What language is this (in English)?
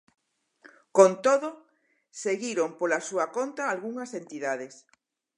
Galician